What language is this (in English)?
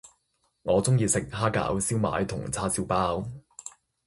Cantonese